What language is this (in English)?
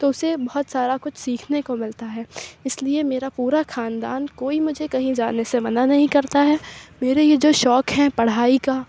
Urdu